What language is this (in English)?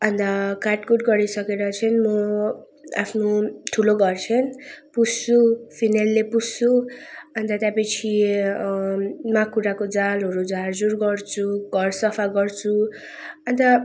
Nepali